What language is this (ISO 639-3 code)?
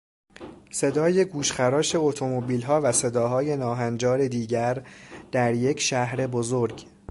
fas